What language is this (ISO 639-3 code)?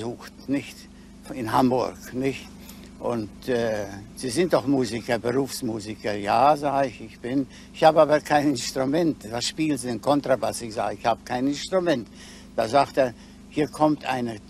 deu